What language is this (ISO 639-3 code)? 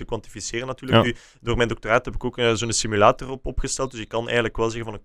nld